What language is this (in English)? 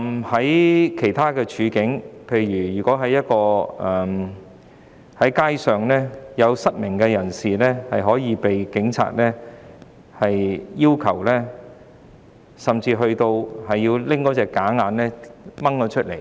Cantonese